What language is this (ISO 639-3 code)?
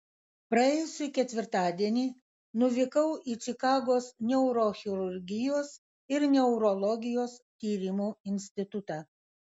lit